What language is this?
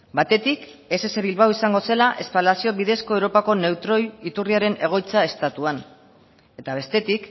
Basque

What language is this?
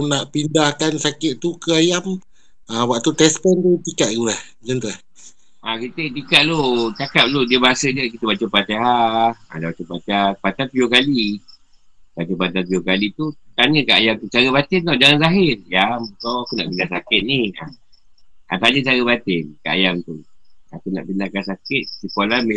Malay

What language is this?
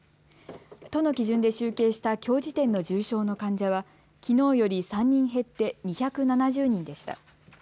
Japanese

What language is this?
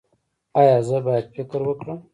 Pashto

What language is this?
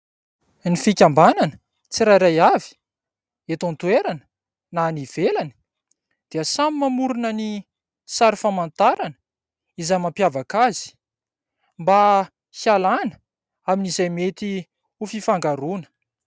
Malagasy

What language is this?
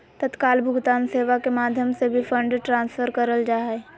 Magahi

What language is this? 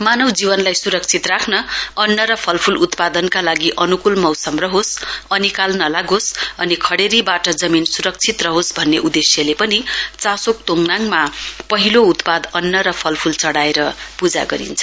Nepali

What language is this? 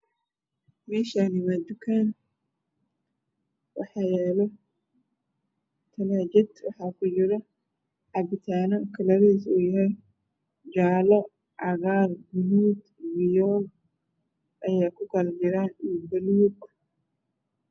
Somali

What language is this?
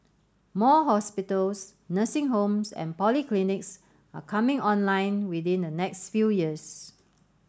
English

